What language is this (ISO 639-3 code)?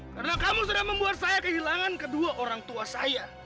ind